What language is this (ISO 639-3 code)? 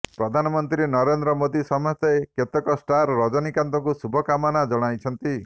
ori